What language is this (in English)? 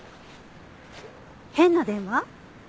Japanese